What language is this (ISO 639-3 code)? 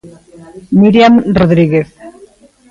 glg